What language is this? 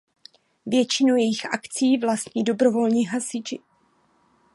Czech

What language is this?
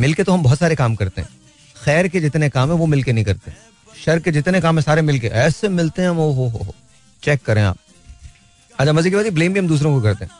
Hindi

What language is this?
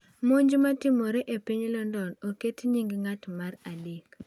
Luo (Kenya and Tanzania)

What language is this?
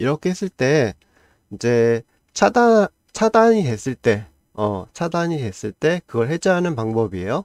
Korean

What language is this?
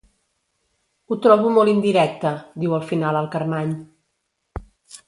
Catalan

